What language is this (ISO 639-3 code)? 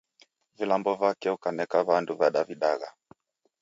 dav